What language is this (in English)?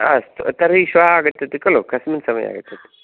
Sanskrit